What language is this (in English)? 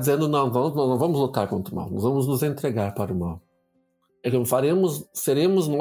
Portuguese